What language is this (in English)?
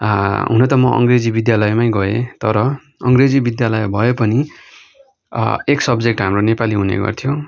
Nepali